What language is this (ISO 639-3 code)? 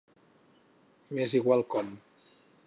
cat